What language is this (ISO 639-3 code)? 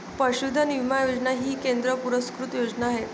mar